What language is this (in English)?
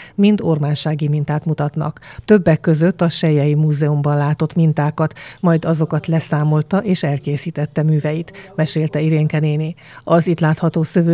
Hungarian